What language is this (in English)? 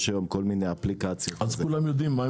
Hebrew